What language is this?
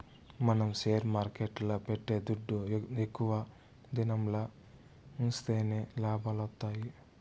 Telugu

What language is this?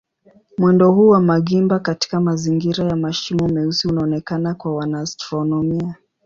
Swahili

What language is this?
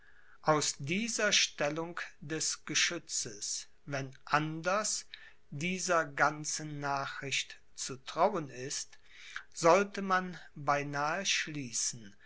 German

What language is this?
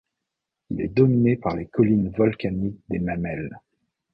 French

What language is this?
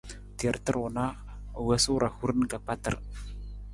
Nawdm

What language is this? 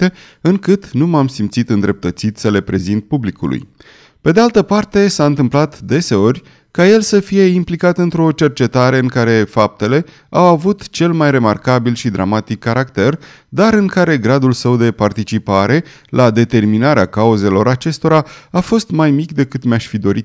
Romanian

